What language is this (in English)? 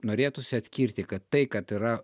Lithuanian